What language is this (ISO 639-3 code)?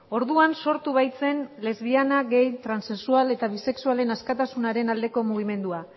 eus